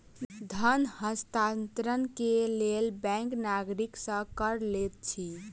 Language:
Maithili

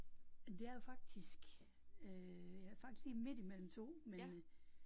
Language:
Danish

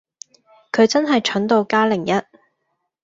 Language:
Cantonese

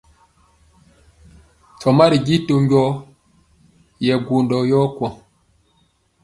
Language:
Mpiemo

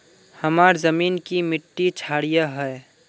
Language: Magahi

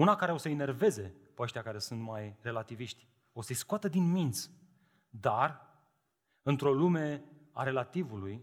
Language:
Romanian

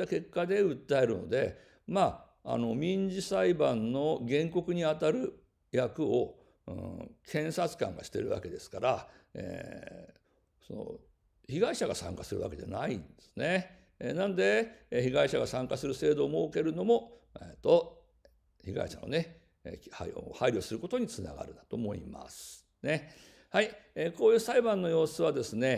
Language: Japanese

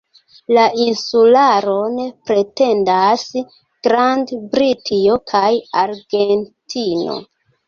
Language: Esperanto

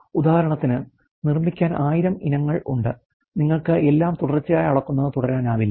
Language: Malayalam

